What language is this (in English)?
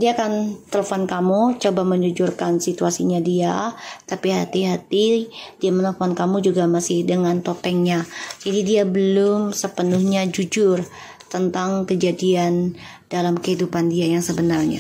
Indonesian